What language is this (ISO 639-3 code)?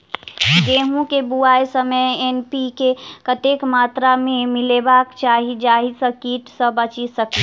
mai